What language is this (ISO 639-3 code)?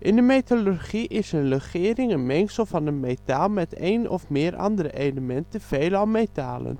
nld